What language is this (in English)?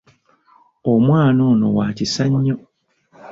Ganda